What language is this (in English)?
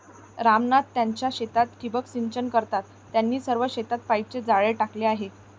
Marathi